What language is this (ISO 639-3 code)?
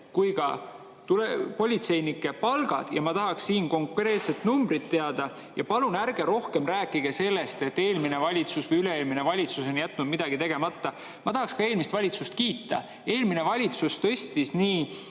est